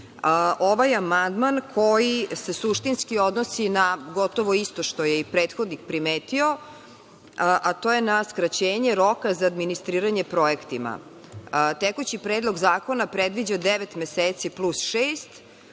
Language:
Serbian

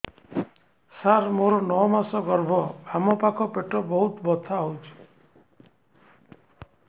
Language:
Odia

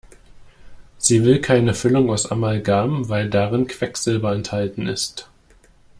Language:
German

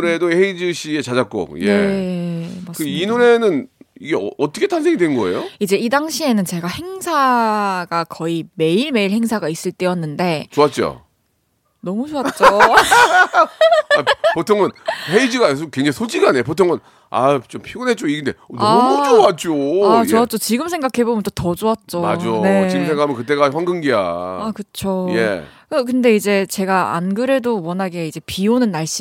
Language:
Korean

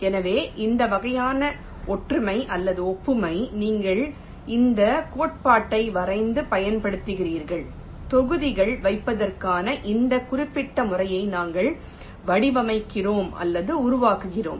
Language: Tamil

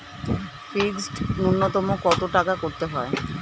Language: Bangla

